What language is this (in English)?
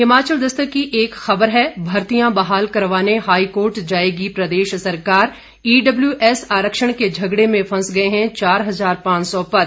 Hindi